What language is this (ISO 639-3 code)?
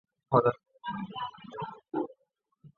zho